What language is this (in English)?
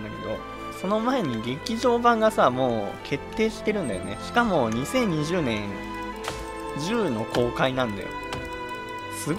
Japanese